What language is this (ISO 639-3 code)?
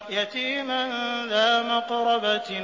ara